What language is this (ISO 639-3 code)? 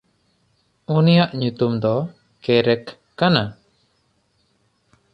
sat